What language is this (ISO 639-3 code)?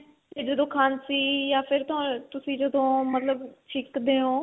pan